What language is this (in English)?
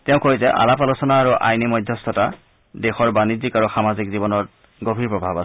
Assamese